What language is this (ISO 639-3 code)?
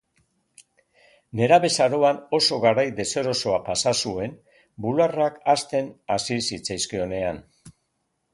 eus